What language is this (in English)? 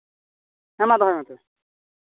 Santali